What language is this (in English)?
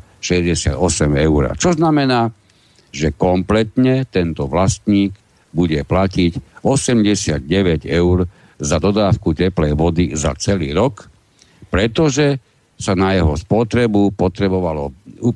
Slovak